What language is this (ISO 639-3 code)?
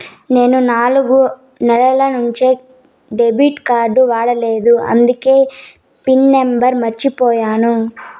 tel